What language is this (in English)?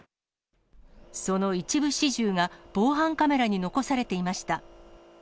Japanese